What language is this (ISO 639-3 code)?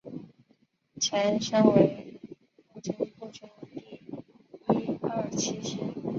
zho